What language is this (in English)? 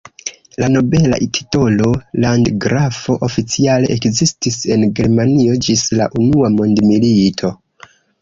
Esperanto